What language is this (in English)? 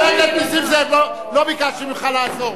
Hebrew